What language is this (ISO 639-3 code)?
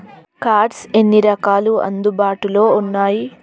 tel